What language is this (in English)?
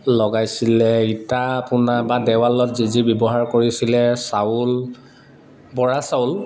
Assamese